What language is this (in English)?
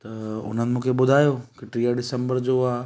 Sindhi